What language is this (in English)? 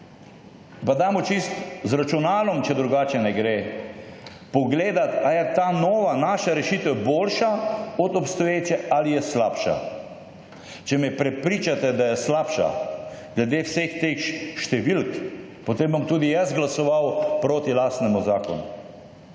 Slovenian